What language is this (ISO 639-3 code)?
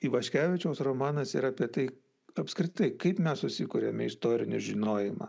lit